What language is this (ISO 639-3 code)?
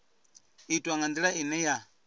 ven